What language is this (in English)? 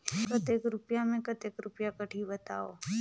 Chhattisgarhi